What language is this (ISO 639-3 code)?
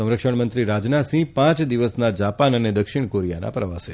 guj